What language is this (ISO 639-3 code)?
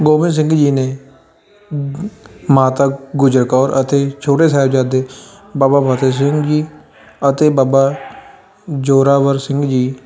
pan